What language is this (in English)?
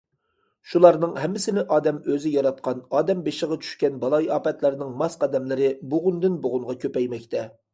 Uyghur